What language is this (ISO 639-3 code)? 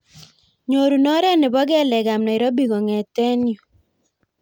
kln